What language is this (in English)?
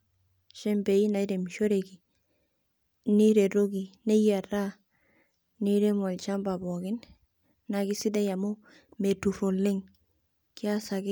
Masai